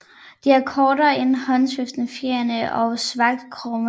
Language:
Danish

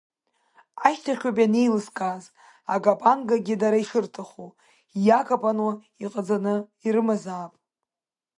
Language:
Abkhazian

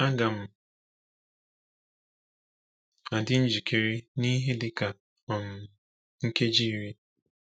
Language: Igbo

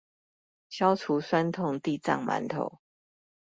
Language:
Chinese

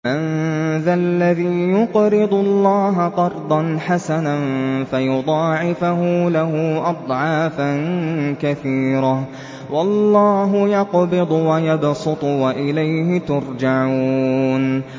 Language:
Arabic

